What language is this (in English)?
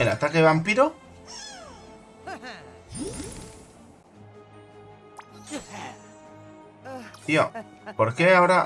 Spanish